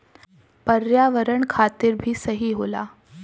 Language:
Bhojpuri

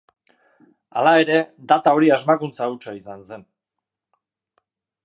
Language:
Basque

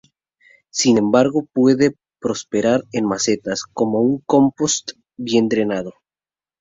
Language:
Spanish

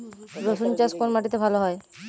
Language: Bangla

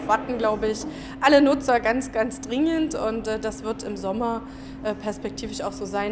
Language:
German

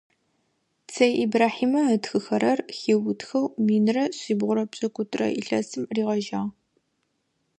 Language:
Adyghe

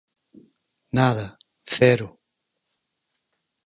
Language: Galician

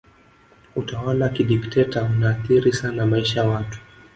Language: Swahili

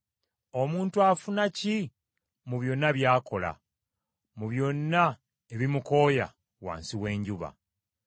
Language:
Ganda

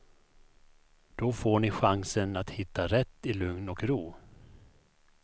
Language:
Swedish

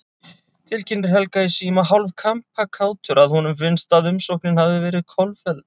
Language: Icelandic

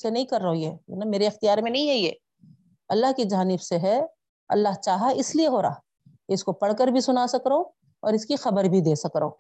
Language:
Urdu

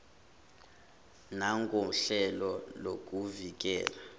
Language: Zulu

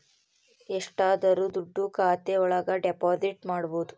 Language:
Kannada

